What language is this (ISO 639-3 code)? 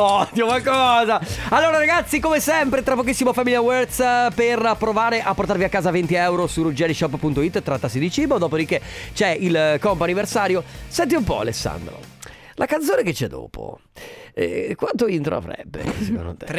ita